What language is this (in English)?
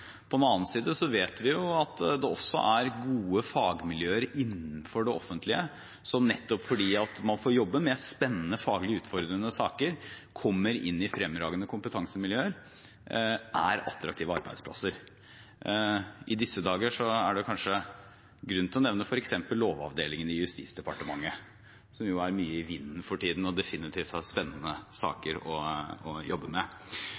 Norwegian Bokmål